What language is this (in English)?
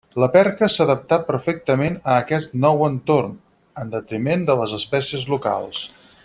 Catalan